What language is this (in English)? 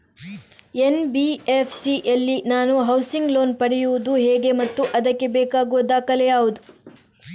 Kannada